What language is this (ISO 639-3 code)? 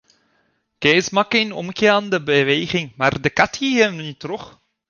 fry